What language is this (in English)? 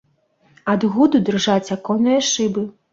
Belarusian